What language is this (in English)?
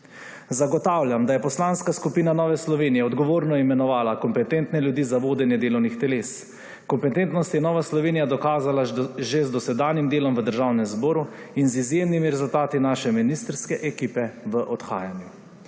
Slovenian